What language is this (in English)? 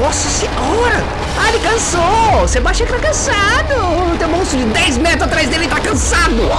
Portuguese